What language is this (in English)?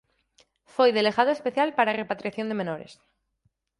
Galician